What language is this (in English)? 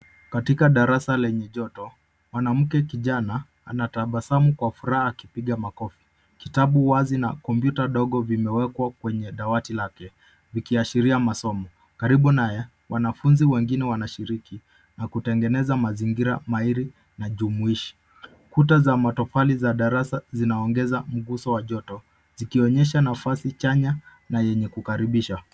Swahili